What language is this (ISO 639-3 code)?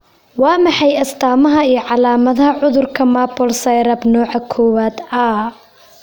som